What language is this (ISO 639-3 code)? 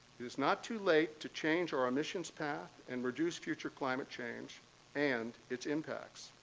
eng